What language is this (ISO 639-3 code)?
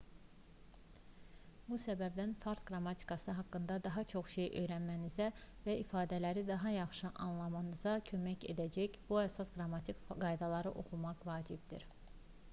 aze